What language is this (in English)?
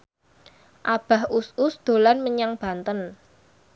Javanese